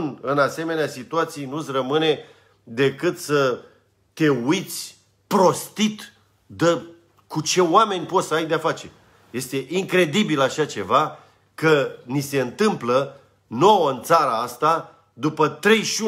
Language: Romanian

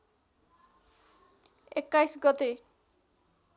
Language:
Nepali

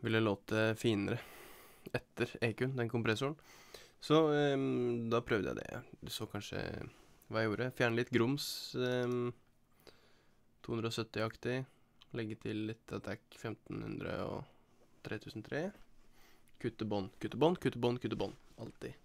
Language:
Norwegian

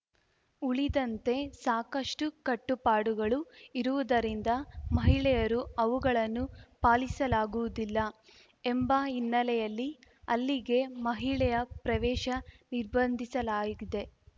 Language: Kannada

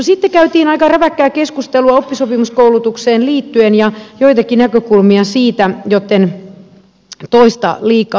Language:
Finnish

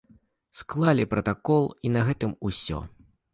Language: Belarusian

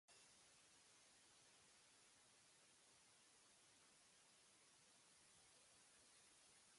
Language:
Tigrinya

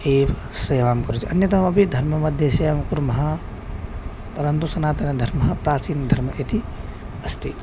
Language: Sanskrit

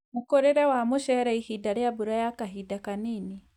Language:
Kikuyu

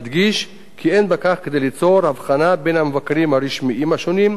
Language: Hebrew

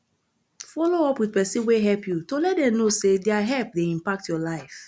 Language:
Nigerian Pidgin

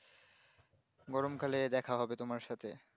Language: Bangla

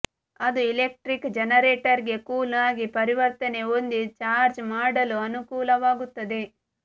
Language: Kannada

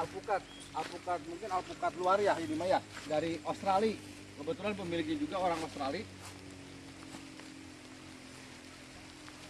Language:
Indonesian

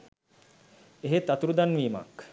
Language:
Sinhala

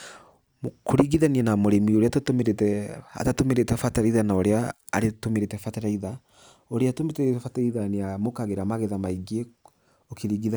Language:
Kikuyu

